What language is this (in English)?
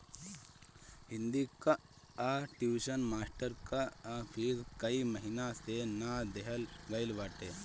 Bhojpuri